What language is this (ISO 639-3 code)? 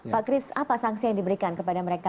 ind